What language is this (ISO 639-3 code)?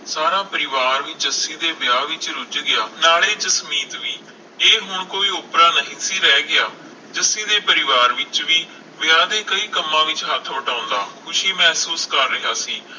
pan